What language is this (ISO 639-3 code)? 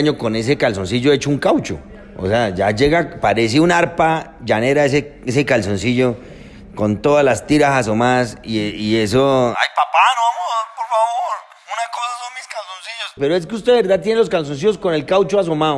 spa